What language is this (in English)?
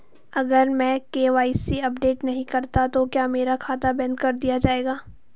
Hindi